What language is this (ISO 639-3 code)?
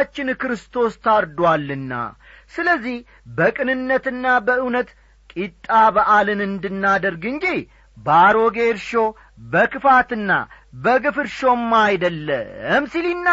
amh